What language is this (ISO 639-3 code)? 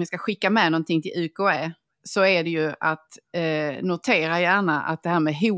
swe